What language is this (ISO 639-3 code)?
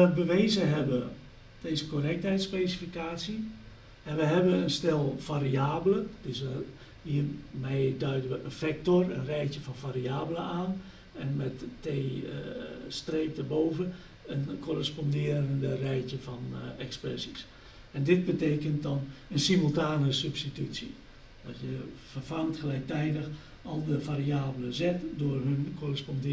nld